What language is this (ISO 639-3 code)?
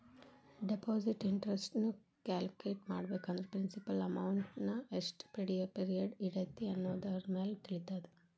kan